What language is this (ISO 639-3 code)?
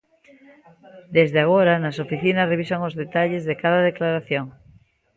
glg